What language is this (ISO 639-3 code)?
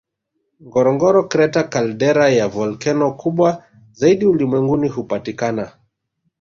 swa